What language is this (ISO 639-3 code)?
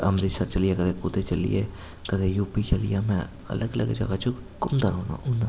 doi